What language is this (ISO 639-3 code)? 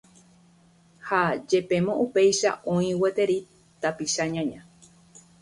grn